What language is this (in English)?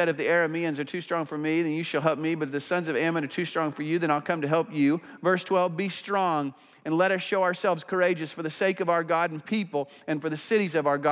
English